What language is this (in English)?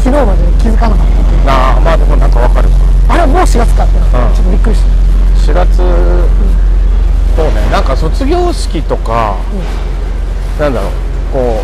Japanese